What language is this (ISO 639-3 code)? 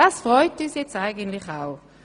gsw